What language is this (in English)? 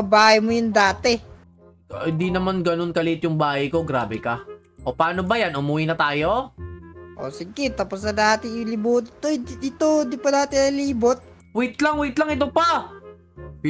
Filipino